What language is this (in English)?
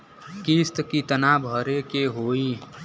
Bhojpuri